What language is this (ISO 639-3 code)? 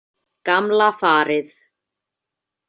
isl